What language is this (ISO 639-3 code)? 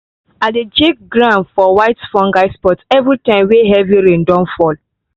pcm